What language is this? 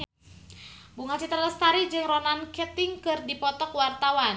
Sundanese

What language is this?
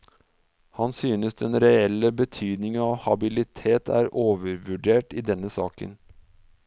Norwegian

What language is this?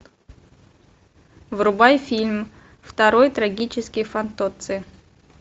Russian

